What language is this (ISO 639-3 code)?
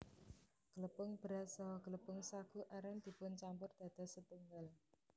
jav